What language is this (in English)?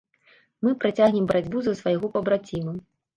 Belarusian